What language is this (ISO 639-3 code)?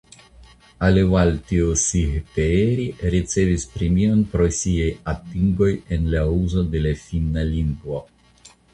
epo